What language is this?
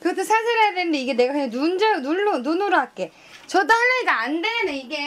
Korean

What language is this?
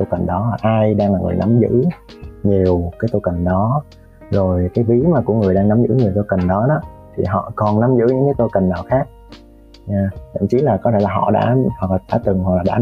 Vietnamese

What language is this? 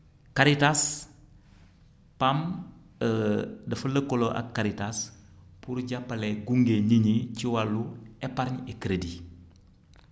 Wolof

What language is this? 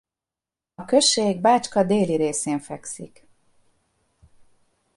Hungarian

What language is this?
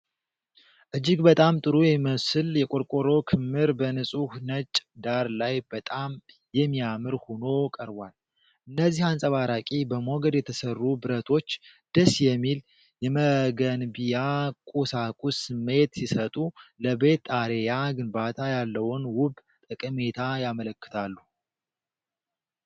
Amharic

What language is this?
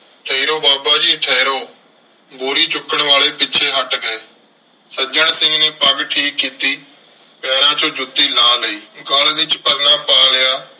Punjabi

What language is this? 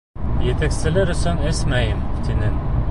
Bashkir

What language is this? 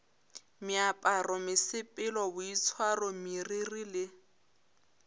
Northern Sotho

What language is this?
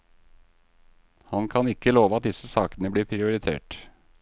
Norwegian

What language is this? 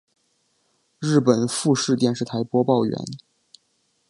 Chinese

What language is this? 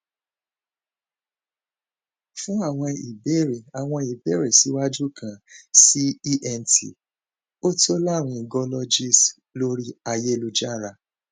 Yoruba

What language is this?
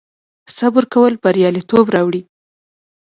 Pashto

